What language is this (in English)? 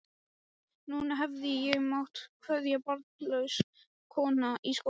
Icelandic